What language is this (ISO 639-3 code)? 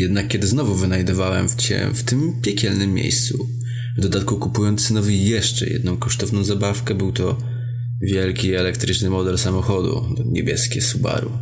pol